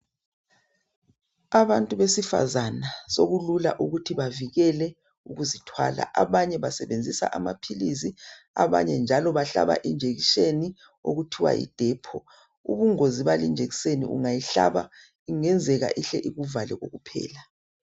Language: North Ndebele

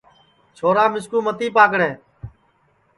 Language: Sansi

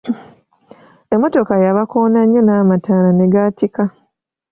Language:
Ganda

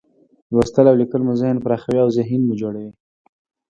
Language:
Pashto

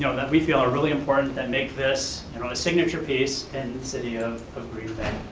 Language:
English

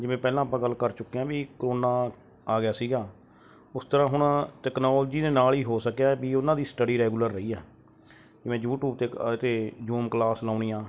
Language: Punjabi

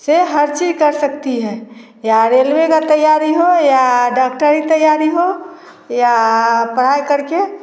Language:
Hindi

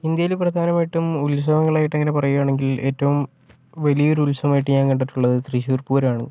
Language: Malayalam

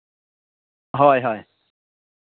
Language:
Santali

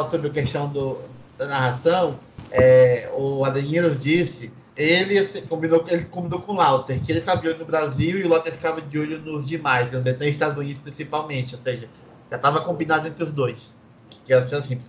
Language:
Portuguese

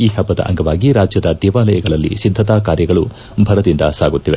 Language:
Kannada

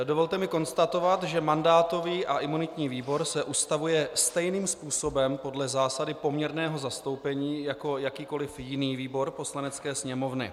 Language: Czech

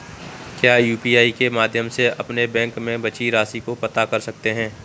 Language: Hindi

